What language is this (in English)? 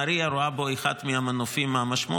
Hebrew